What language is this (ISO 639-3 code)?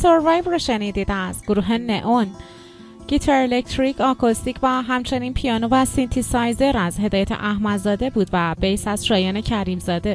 fas